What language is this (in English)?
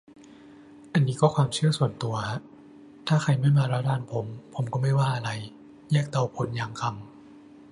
Thai